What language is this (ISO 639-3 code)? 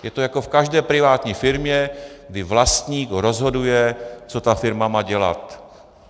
ces